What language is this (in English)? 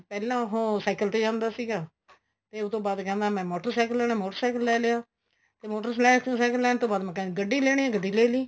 Punjabi